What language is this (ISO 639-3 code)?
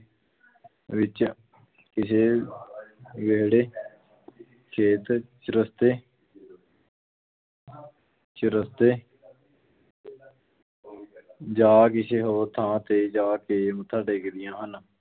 pan